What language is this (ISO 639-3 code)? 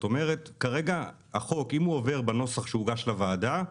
heb